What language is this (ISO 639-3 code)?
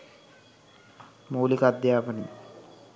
sin